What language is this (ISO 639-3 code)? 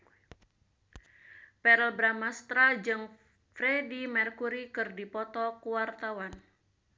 sun